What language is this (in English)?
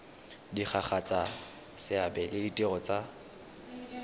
Tswana